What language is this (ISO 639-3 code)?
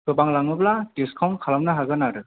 brx